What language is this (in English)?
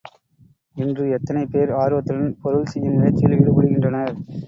Tamil